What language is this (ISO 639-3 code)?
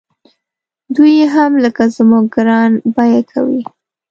pus